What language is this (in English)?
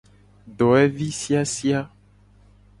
Gen